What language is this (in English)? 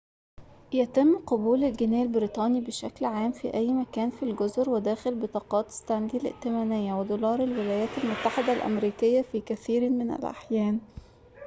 Arabic